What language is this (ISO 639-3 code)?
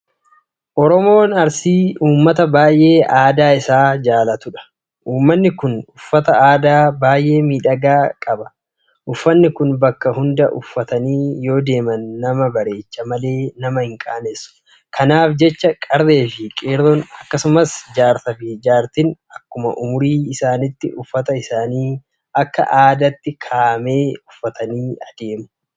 orm